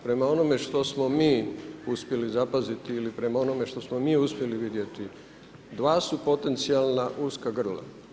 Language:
Croatian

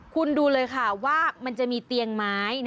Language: Thai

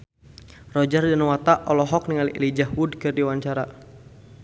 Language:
Sundanese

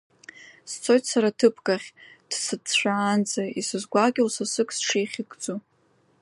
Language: Abkhazian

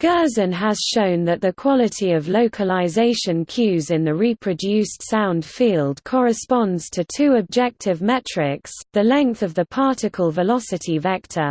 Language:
English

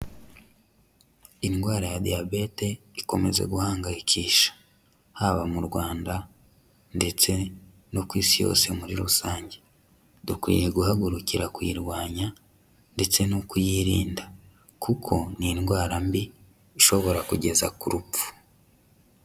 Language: Kinyarwanda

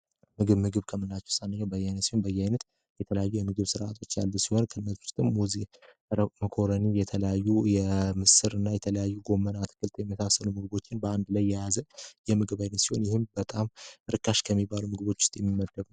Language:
Amharic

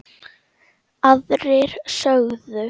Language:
Icelandic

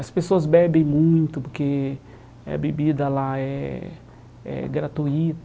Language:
Portuguese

